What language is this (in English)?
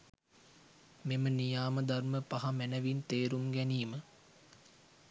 Sinhala